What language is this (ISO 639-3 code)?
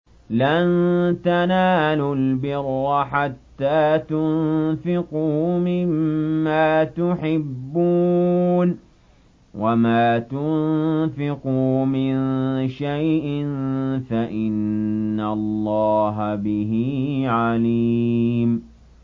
ara